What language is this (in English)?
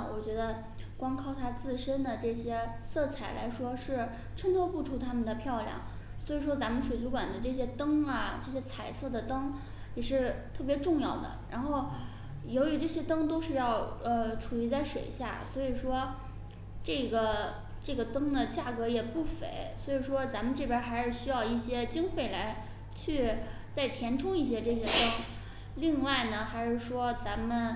Chinese